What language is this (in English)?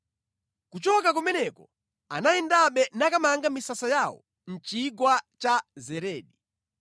Nyanja